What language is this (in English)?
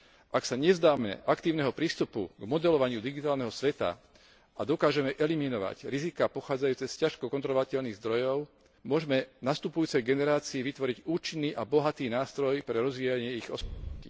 Slovak